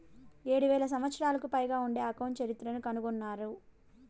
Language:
Telugu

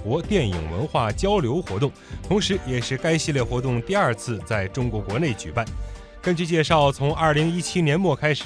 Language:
Chinese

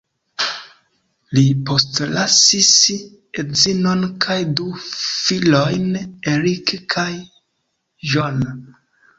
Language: Esperanto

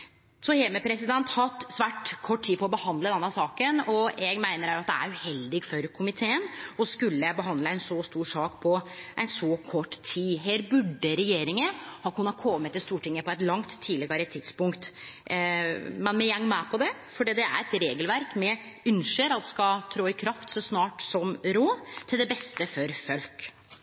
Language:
Norwegian Nynorsk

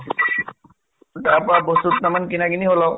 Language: Assamese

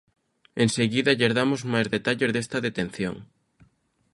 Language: Galician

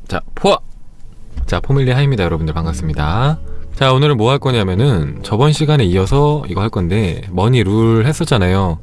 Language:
Korean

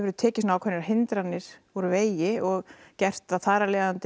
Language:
Icelandic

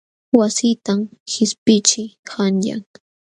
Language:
Jauja Wanca Quechua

